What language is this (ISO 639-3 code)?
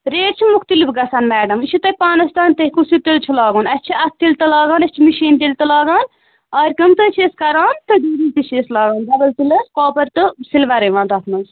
kas